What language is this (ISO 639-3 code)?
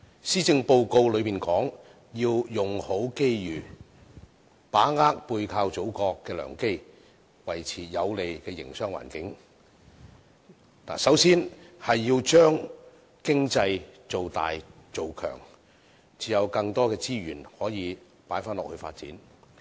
yue